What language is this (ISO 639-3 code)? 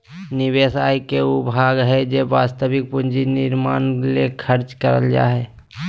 mag